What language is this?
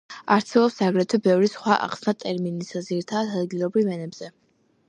Georgian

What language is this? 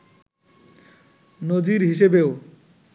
Bangla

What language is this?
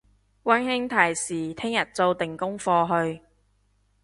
Cantonese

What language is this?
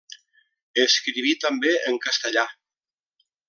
Catalan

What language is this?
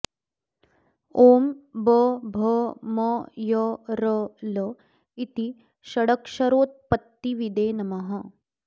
Sanskrit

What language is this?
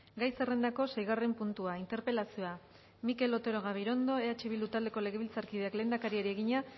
Basque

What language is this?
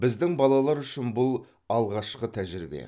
Kazakh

